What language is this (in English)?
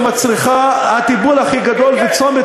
Hebrew